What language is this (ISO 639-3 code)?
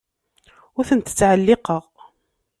kab